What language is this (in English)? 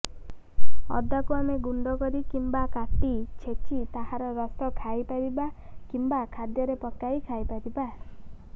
Odia